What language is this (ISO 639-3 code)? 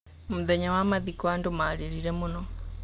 kik